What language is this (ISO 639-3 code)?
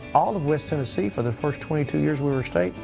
eng